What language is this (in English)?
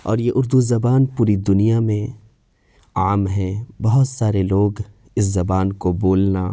Urdu